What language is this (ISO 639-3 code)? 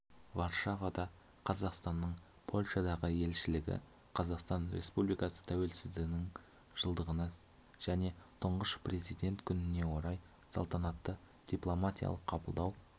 kaz